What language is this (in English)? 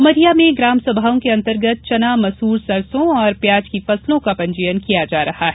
Hindi